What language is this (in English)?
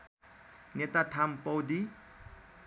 Nepali